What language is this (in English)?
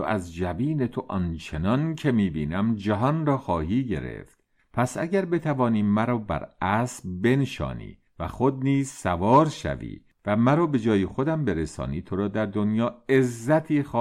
Persian